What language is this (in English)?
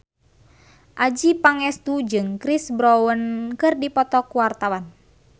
Sundanese